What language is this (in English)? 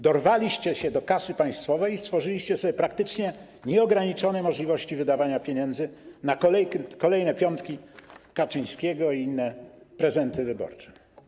Polish